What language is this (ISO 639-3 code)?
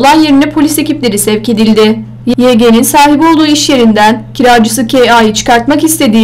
tur